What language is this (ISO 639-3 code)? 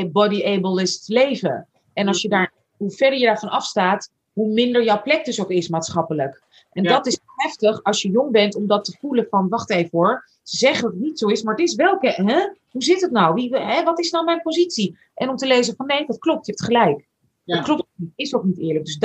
nld